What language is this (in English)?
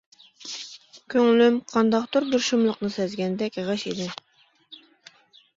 Uyghur